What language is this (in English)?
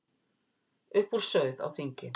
Icelandic